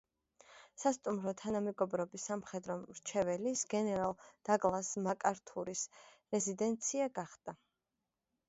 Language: Georgian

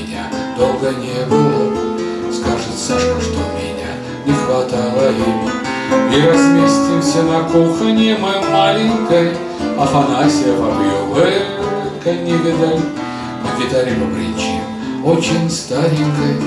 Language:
Russian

